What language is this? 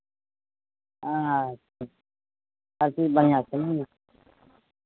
Maithili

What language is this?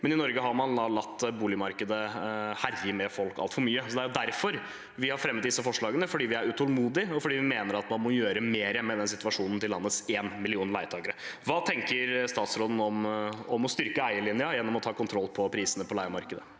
Norwegian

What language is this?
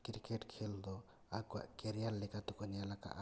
Santali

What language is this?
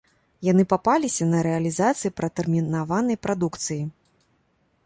Belarusian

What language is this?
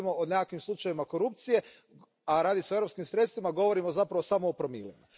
Croatian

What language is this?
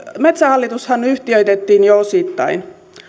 Finnish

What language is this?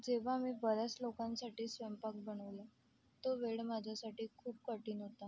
Marathi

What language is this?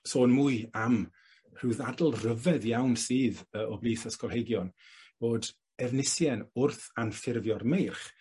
Welsh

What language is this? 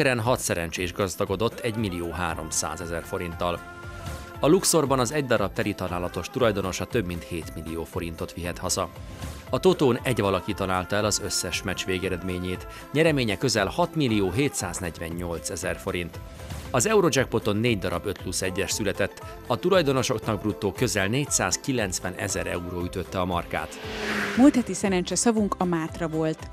Hungarian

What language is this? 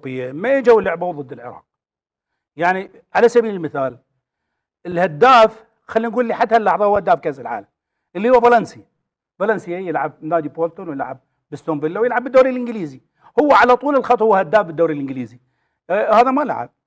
Arabic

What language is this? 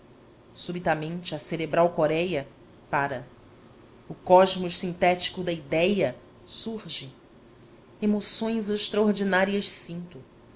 Portuguese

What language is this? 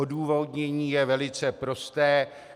Czech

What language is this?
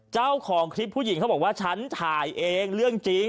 Thai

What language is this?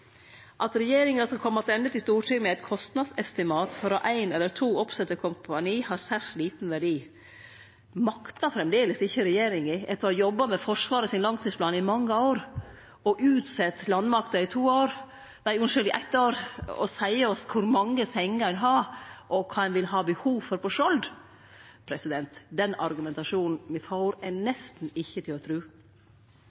Norwegian Nynorsk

